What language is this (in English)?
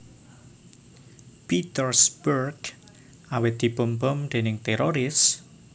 Javanese